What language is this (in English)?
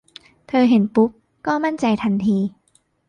Thai